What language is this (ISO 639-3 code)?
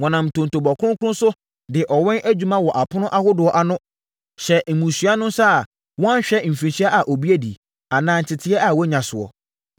aka